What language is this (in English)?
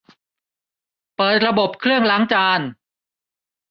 Thai